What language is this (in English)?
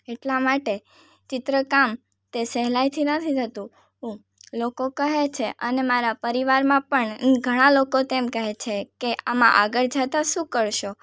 Gujarati